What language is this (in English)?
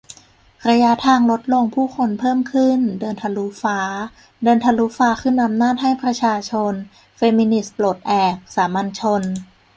Thai